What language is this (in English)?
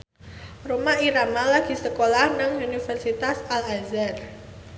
Javanese